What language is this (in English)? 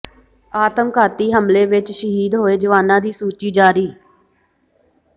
Punjabi